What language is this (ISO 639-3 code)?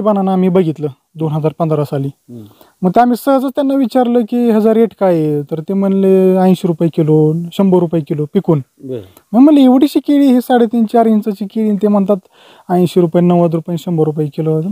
ron